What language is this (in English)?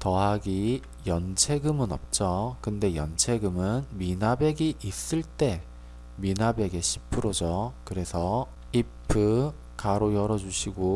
Korean